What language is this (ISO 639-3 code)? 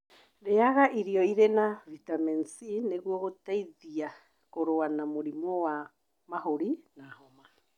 kik